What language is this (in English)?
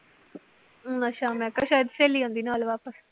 Punjabi